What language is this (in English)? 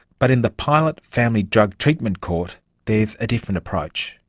English